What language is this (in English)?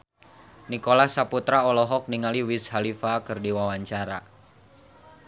Sundanese